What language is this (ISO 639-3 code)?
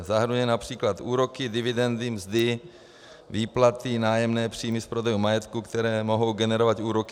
ces